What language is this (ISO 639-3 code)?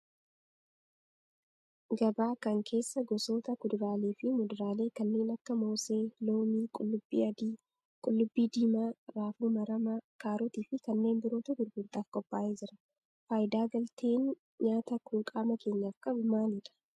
orm